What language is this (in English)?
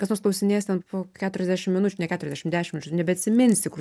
Lithuanian